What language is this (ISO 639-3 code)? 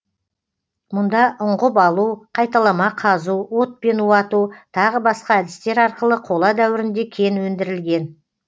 kaz